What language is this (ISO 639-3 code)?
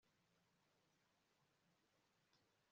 kin